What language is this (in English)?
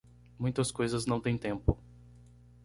Portuguese